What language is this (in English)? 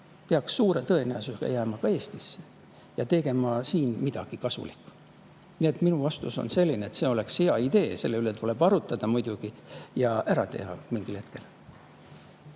Estonian